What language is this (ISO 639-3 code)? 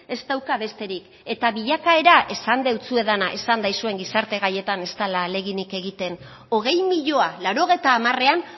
eus